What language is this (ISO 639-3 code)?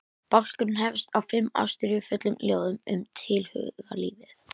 isl